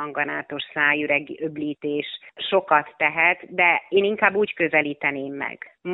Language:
Hungarian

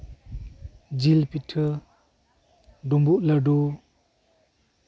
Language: Santali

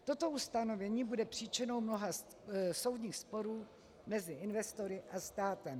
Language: Czech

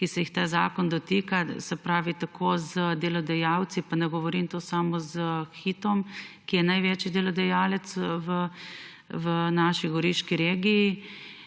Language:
Slovenian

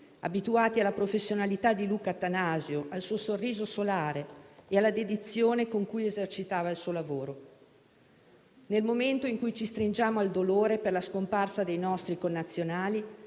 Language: Italian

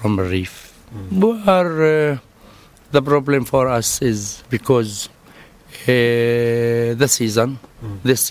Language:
Swedish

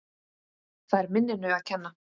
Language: Icelandic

